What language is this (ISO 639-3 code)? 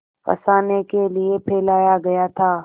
hin